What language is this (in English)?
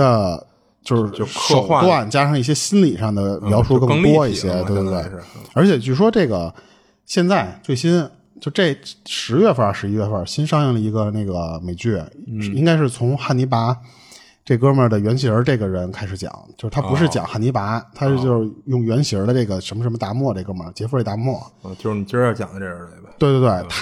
Chinese